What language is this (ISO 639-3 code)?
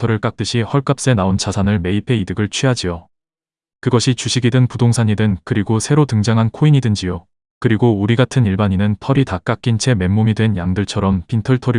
kor